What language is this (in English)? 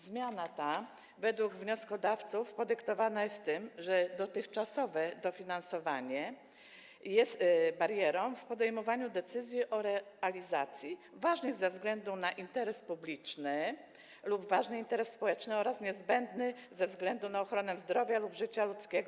Polish